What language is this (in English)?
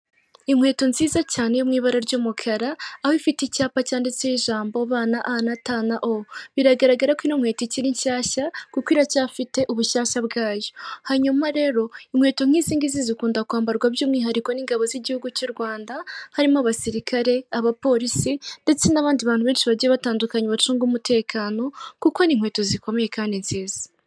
Kinyarwanda